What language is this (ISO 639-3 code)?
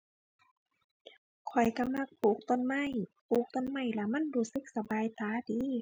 tha